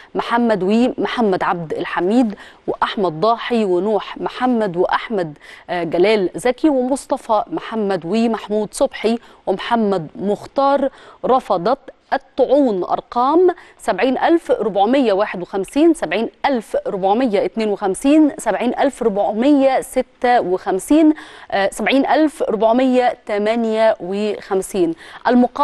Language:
Arabic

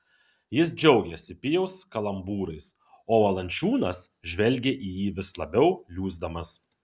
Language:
Lithuanian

